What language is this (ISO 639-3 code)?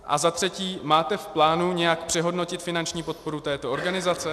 ces